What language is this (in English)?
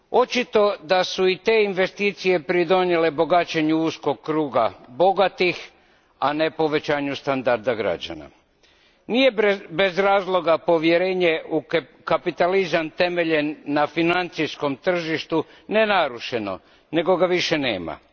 Croatian